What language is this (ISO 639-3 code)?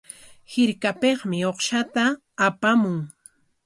qwa